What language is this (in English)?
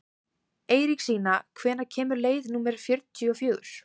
Icelandic